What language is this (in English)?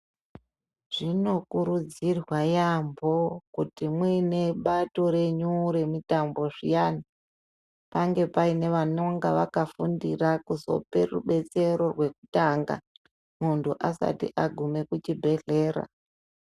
Ndau